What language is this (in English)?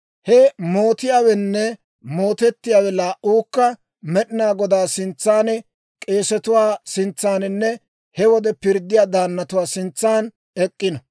Dawro